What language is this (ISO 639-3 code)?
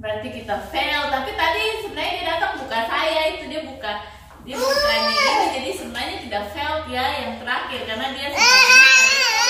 ind